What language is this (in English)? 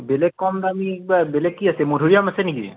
Assamese